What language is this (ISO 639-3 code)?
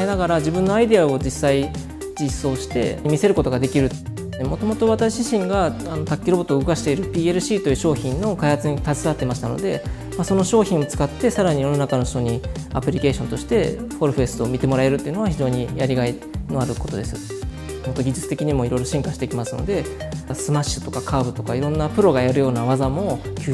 jpn